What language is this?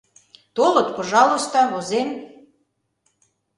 Mari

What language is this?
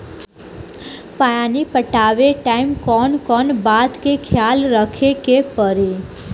Bhojpuri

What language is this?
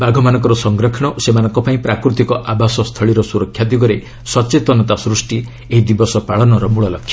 Odia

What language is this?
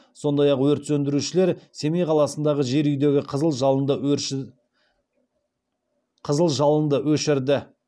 Kazakh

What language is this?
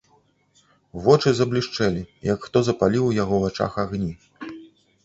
Belarusian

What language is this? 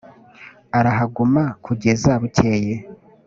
Kinyarwanda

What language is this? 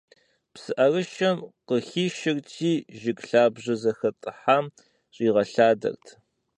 Kabardian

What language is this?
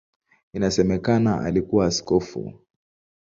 Swahili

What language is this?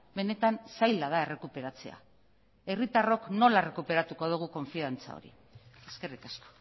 Basque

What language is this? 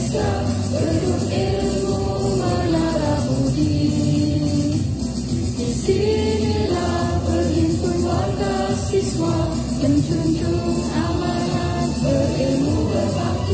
Indonesian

